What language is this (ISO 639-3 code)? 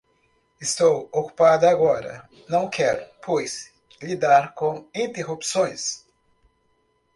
por